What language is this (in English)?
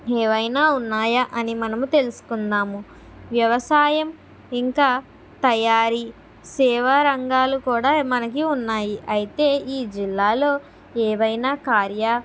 Telugu